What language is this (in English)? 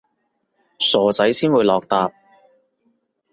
Cantonese